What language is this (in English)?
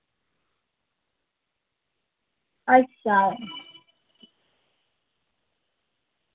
Dogri